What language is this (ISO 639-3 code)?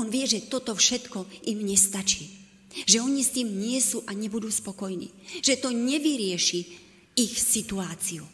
slk